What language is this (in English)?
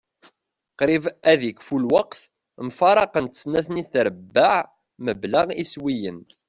Kabyle